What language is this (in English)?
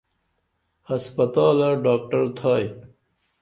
Dameli